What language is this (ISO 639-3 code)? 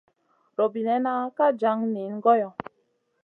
mcn